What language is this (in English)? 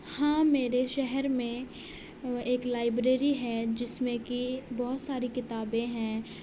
Urdu